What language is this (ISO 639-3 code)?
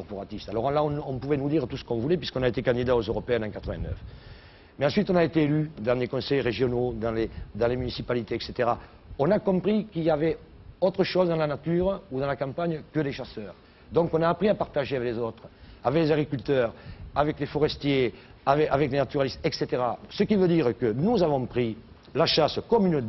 fra